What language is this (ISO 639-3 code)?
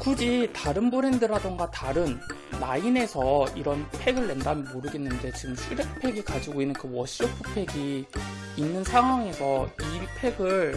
kor